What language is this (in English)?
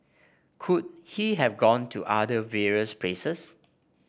English